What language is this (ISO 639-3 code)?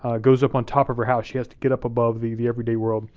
eng